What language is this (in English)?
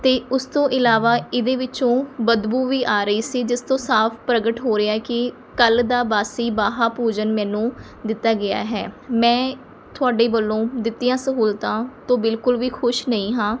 Punjabi